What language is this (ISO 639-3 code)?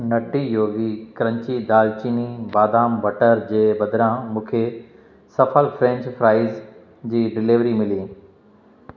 snd